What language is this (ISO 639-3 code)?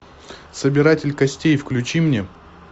rus